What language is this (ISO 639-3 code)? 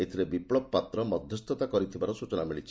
ori